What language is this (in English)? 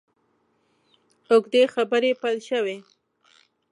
Pashto